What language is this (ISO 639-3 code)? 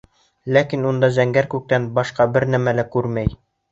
bak